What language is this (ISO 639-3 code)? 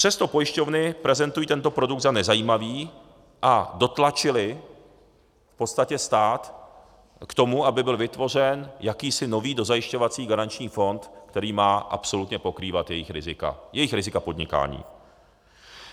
ces